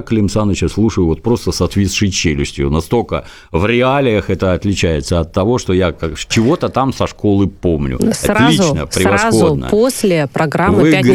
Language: Russian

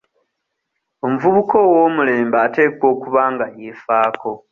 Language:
Ganda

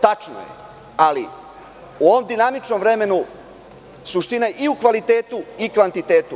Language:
Serbian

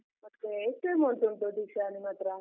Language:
Kannada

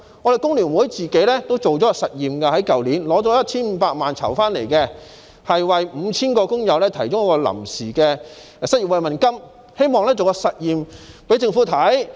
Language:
Cantonese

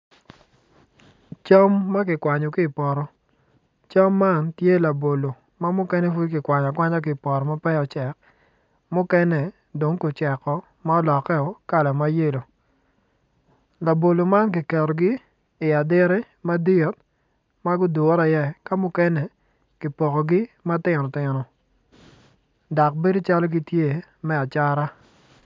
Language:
Acoli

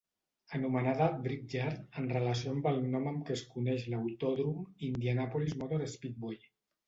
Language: Catalan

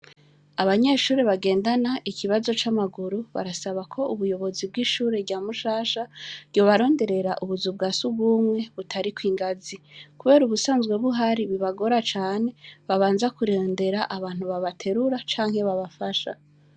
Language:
Rundi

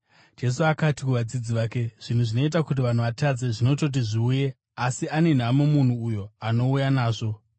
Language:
Shona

